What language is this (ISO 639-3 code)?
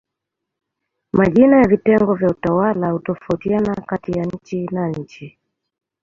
swa